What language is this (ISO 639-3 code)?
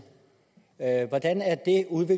dan